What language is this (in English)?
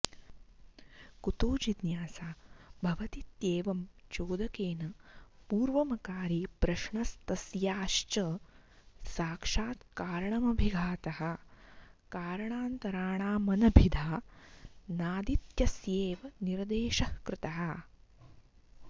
Sanskrit